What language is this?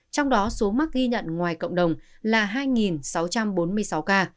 Vietnamese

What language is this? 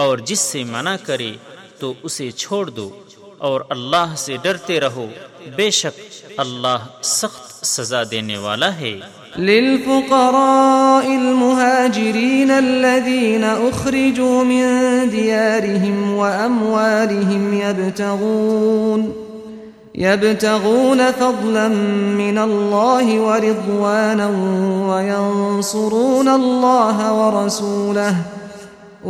Urdu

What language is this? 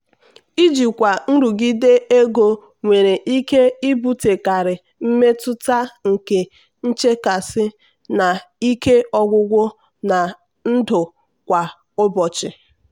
Igbo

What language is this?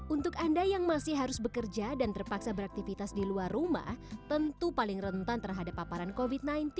Indonesian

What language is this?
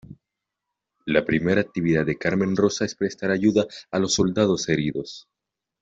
Spanish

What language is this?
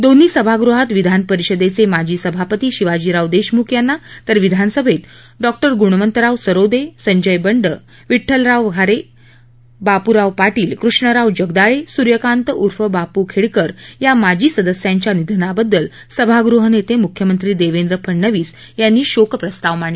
Marathi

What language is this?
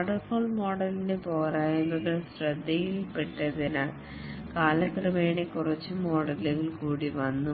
Malayalam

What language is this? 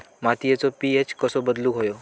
Marathi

